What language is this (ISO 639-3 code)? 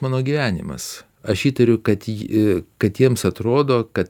lit